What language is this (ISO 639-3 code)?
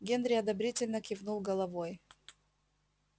rus